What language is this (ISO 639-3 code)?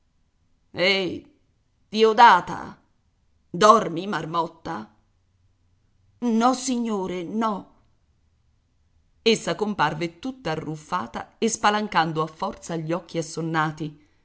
ita